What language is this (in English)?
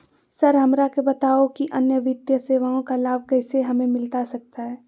Magahi